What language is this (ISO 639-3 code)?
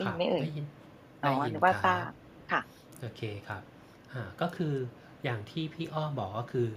tha